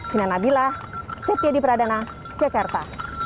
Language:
Indonesian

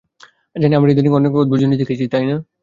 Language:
Bangla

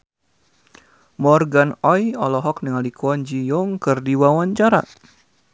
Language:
Sundanese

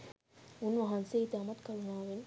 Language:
Sinhala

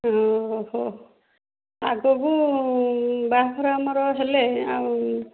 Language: Odia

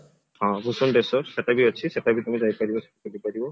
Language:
Odia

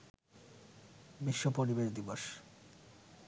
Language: Bangla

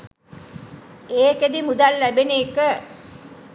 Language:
Sinhala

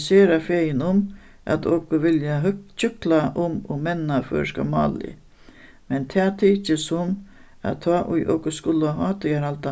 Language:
Faroese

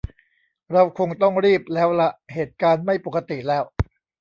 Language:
Thai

